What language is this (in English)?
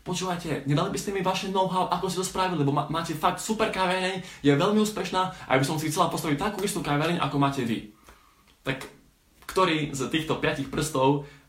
Slovak